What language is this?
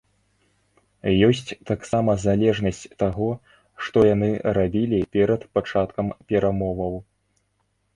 Belarusian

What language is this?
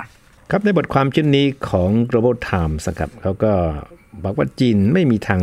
Thai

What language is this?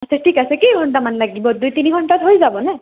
Assamese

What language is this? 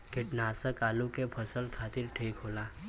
Bhojpuri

